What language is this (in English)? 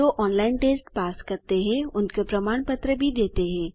Hindi